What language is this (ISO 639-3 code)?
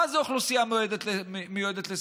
heb